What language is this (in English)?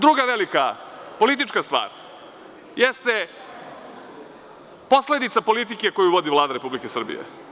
Serbian